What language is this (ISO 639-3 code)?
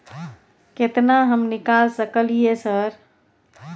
mai